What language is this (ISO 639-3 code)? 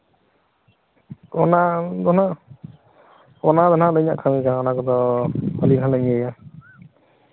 sat